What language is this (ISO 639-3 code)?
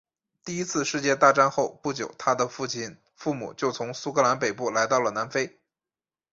zho